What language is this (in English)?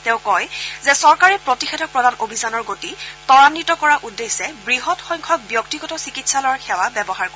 Assamese